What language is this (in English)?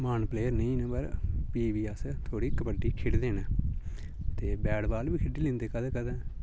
Dogri